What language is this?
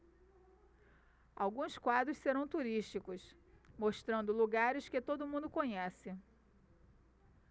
Portuguese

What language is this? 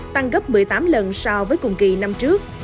Vietnamese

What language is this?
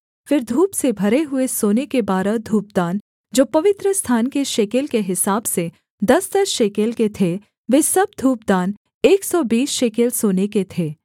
Hindi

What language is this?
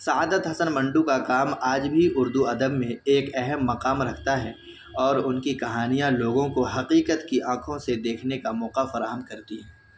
Urdu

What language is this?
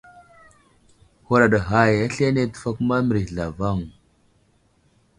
Wuzlam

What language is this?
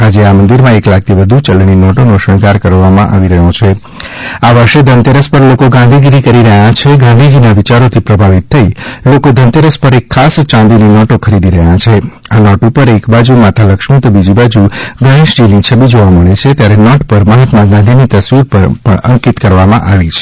Gujarati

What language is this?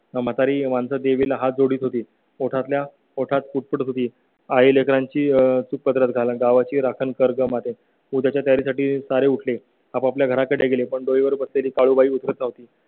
Marathi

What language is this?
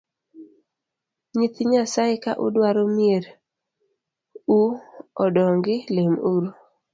Luo (Kenya and Tanzania)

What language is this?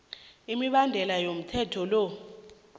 South Ndebele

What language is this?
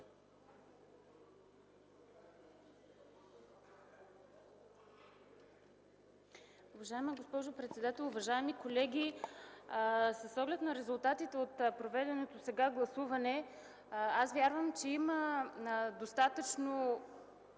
Bulgarian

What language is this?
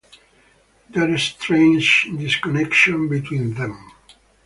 English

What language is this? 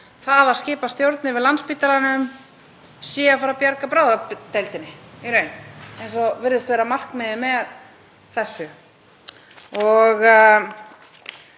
Icelandic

